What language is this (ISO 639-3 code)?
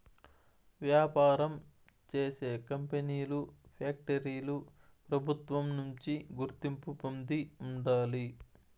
tel